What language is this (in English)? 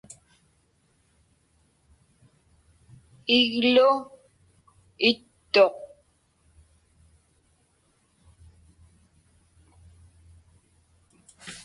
Inupiaq